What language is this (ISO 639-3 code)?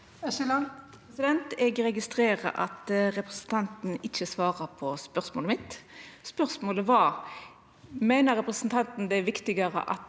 nor